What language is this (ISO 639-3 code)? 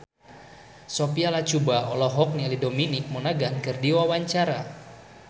sun